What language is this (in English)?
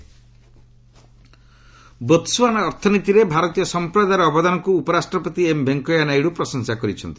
Odia